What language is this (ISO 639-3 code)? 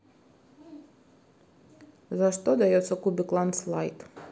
rus